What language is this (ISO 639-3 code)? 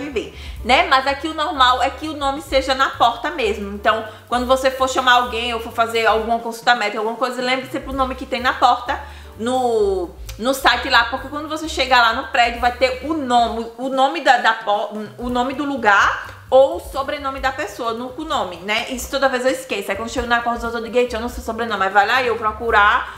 por